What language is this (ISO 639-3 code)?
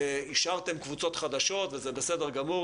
heb